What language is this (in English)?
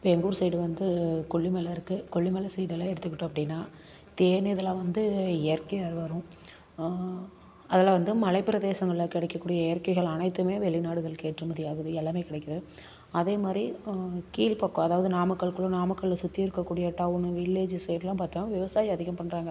Tamil